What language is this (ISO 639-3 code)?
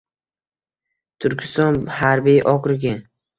uzb